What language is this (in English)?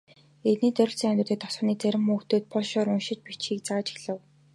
Mongolian